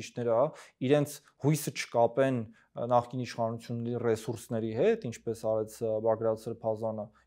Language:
Romanian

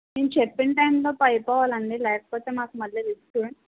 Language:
Telugu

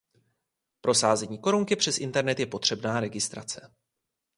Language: Czech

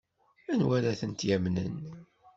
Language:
Kabyle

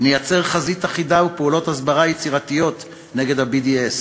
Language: Hebrew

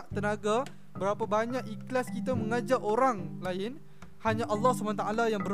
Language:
Malay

